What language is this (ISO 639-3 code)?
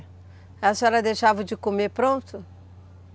por